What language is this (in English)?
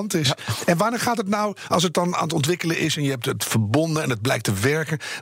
Dutch